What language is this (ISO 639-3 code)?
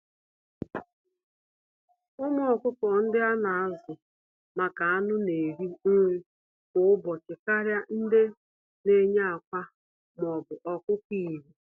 ibo